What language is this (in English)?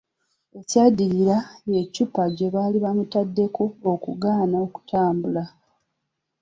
Ganda